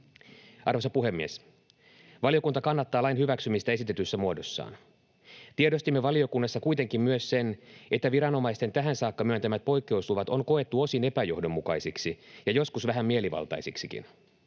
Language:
Finnish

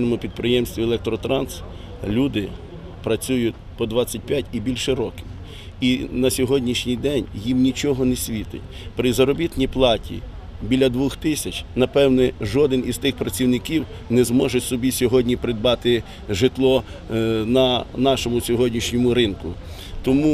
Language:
Russian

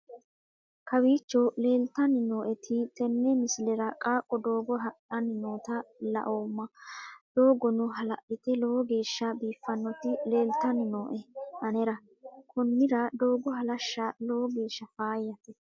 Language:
Sidamo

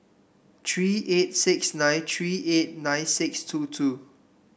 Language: English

